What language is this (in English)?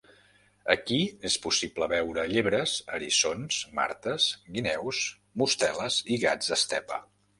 Catalan